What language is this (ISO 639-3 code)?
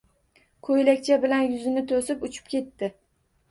uzb